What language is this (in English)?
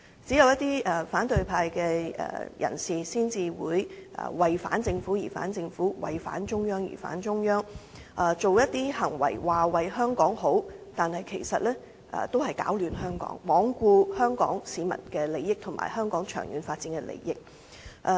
Cantonese